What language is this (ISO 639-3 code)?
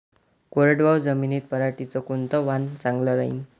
mar